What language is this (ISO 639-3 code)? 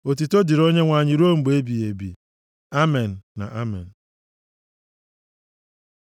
ibo